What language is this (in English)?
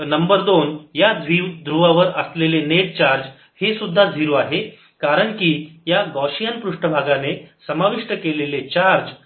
Marathi